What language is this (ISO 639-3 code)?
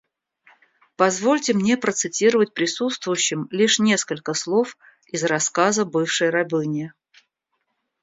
rus